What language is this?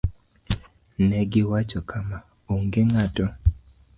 Luo (Kenya and Tanzania)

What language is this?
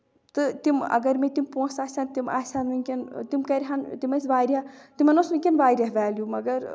Kashmiri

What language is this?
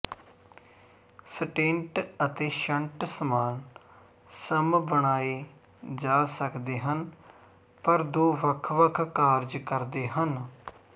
Punjabi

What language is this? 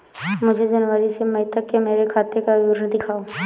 Hindi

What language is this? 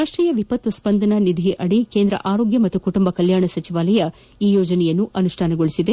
Kannada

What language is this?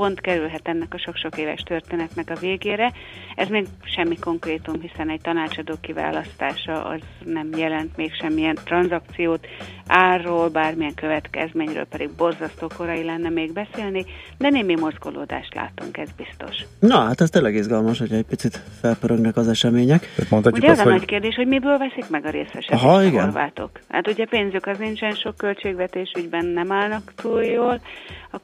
Hungarian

